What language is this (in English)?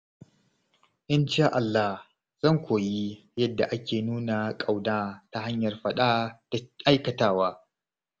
Hausa